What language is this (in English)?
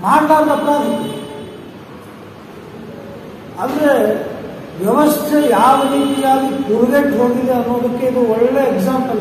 Kannada